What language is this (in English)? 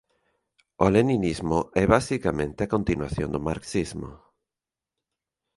Galician